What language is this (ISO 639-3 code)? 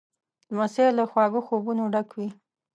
pus